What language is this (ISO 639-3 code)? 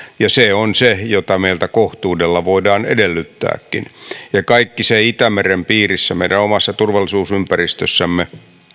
fin